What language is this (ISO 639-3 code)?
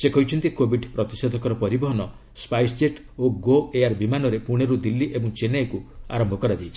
ori